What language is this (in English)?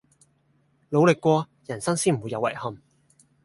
Cantonese